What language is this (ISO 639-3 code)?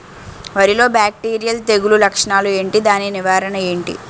tel